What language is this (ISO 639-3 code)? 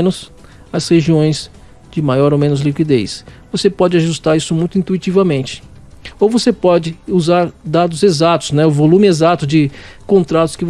por